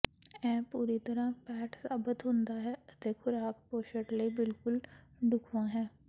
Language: Punjabi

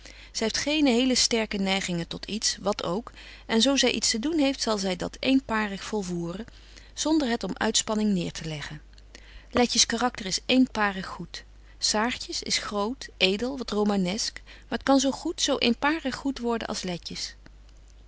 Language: Dutch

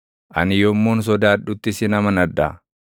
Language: Oromo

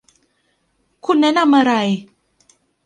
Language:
Thai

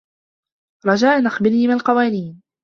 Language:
Arabic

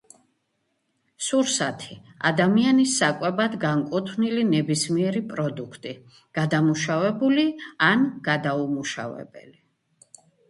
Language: Georgian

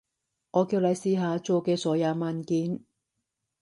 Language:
Cantonese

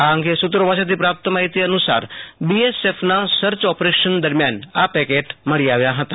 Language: Gujarati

